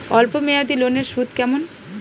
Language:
Bangla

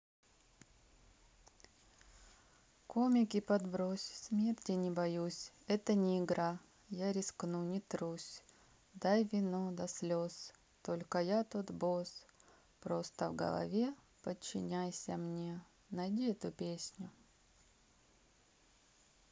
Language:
Russian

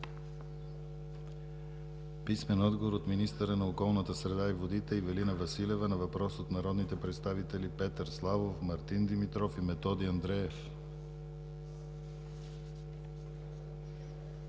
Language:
Bulgarian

